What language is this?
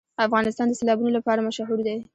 Pashto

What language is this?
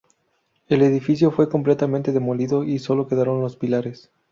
Spanish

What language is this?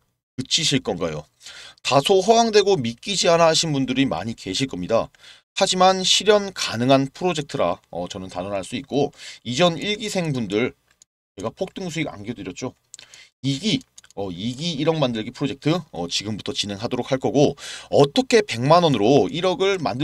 Korean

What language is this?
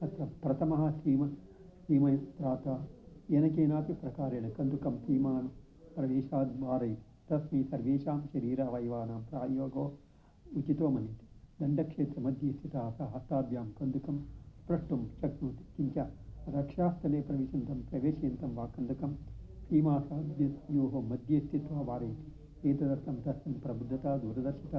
Sanskrit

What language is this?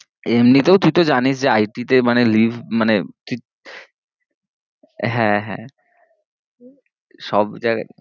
Bangla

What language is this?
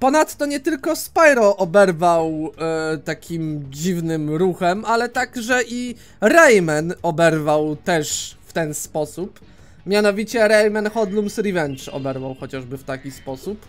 Polish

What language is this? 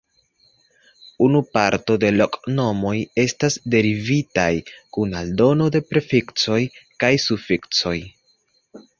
Esperanto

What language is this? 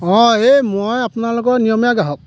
Assamese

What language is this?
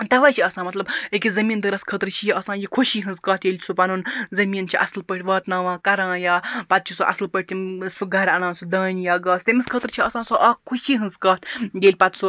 Kashmiri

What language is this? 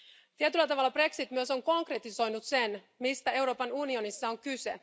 Finnish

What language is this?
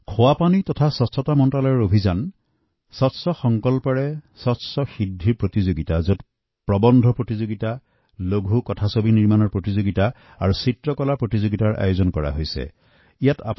Assamese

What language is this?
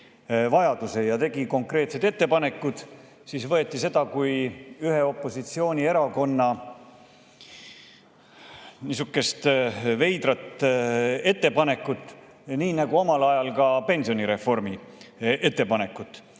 Estonian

